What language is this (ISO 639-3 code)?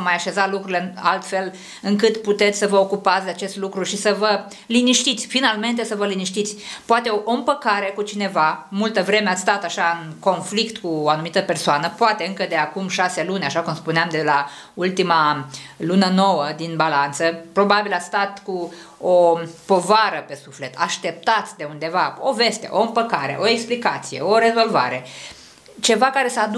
ron